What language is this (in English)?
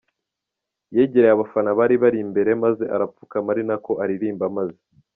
Kinyarwanda